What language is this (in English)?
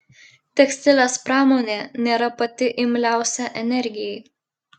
Lithuanian